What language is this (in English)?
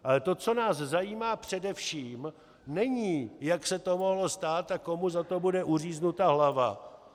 Czech